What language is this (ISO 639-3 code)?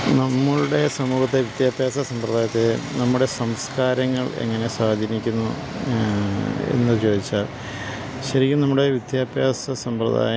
mal